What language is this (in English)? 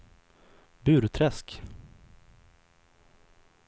Swedish